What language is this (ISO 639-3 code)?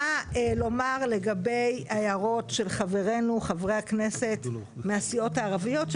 heb